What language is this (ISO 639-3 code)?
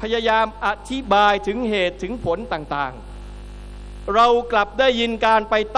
tha